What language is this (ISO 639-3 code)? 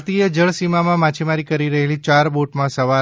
guj